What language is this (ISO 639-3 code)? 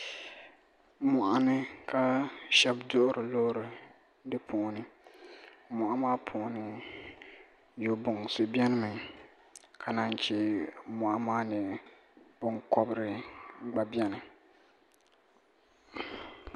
dag